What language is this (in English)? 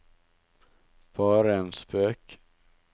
Norwegian